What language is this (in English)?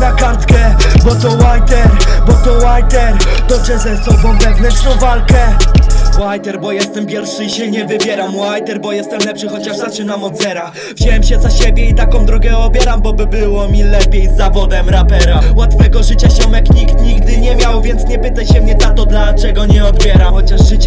Polish